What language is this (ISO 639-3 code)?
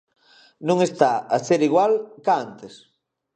glg